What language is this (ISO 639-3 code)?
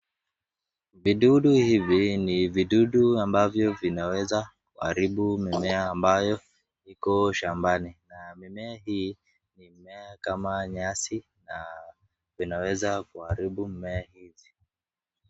swa